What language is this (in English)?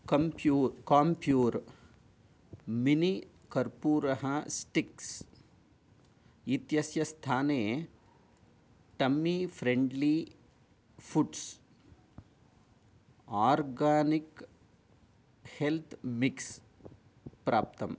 Sanskrit